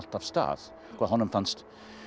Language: Icelandic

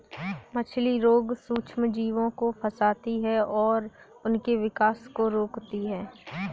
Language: Hindi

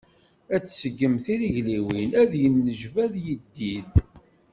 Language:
Kabyle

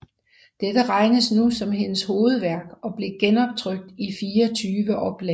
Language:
Danish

